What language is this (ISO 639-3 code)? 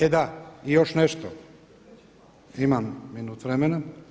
hrv